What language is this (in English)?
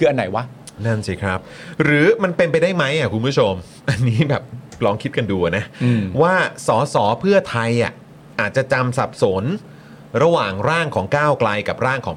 Thai